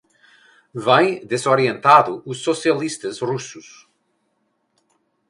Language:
Portuguese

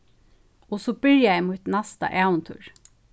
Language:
Faroese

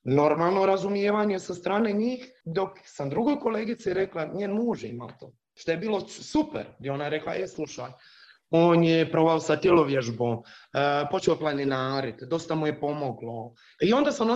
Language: Croatian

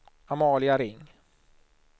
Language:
Swedish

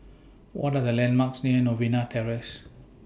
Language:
English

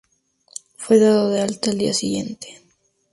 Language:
Spanish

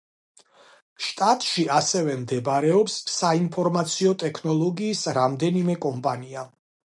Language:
Georgian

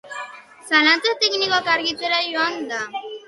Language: Basque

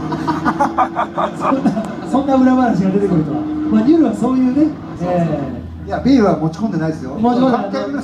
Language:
Japanese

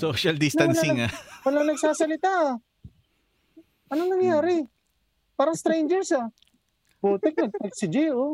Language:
Filipino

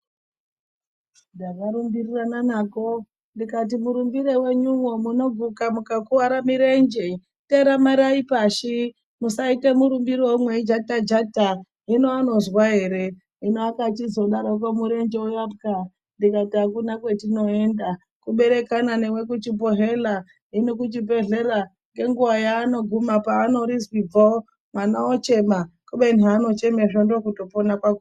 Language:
Ndau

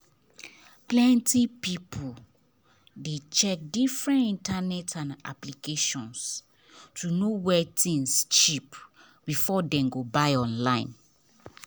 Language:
Nigerian Pidgin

